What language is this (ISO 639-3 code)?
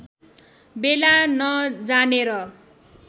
nep